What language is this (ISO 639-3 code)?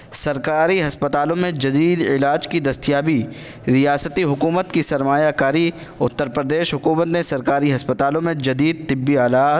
urd